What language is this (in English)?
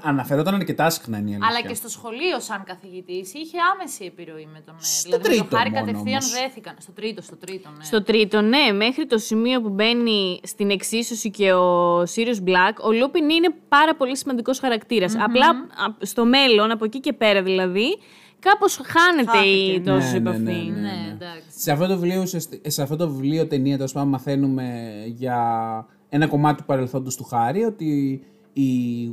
Greek